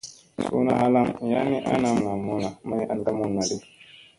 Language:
Musey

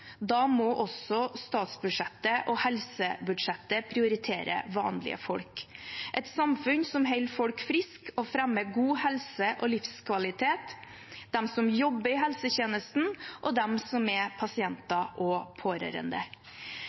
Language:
Norwegian Bokmål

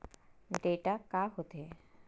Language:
Chhattisgarhi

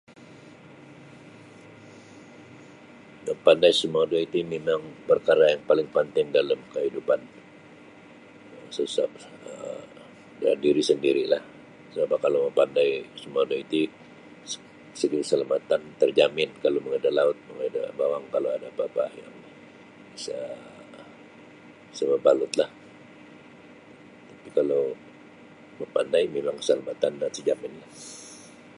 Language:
Sabah Bisaya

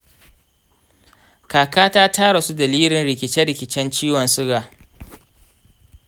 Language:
Hausa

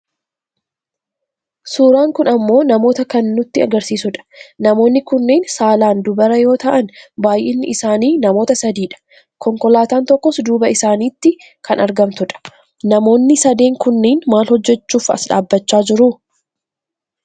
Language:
Oromo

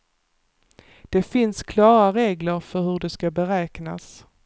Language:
Swedish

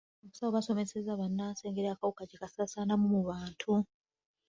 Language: Ganda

